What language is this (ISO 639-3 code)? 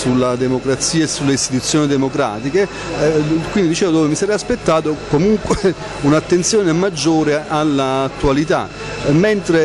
ita